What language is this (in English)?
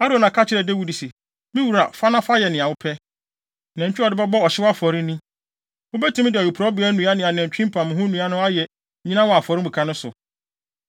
Akan